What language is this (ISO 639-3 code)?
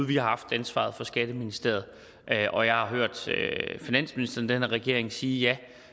dan